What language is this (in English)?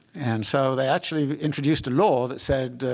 English